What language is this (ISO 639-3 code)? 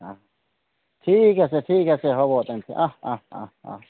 asm